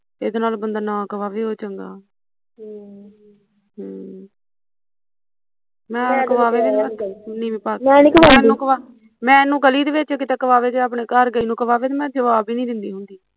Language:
Punjabi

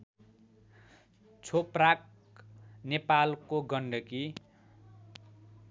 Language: Nepali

